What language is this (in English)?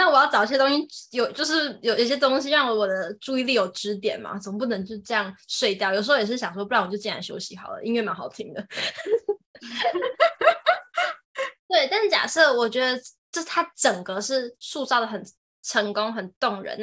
Chinese